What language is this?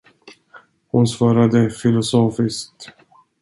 Swedish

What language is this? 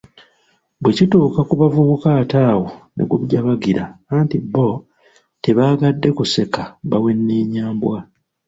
Ganda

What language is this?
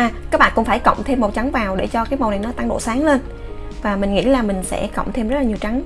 Vietnamese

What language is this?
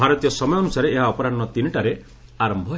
Odia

